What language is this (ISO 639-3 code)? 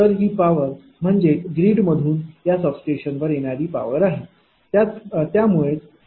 mar